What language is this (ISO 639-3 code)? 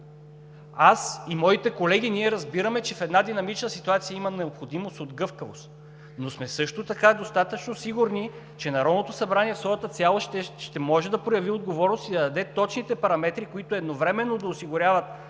bul